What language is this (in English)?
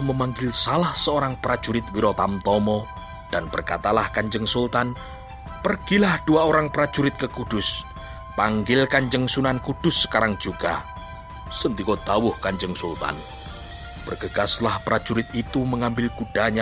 Indonesian